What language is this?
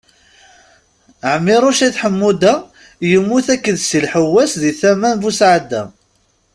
Kabyle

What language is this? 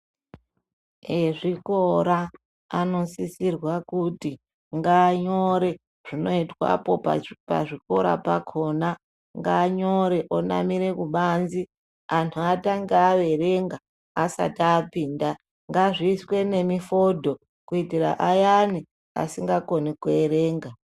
Ndau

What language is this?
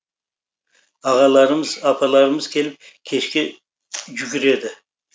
Kazakh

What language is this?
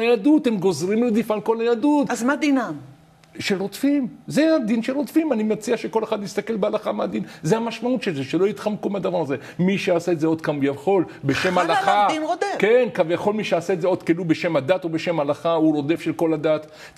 Hebrew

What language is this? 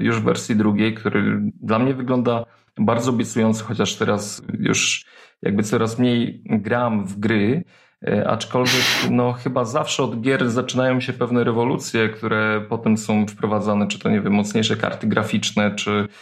Polish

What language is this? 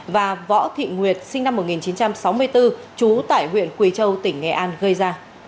Vietnamese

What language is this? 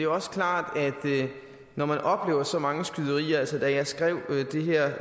Danish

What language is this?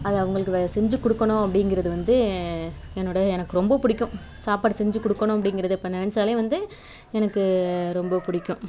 Tamil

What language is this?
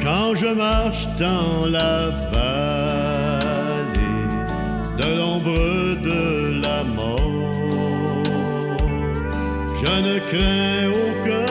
French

